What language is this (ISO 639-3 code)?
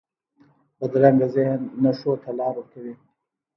pus